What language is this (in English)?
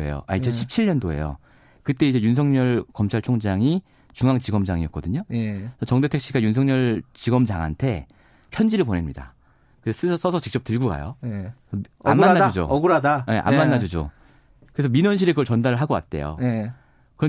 Korean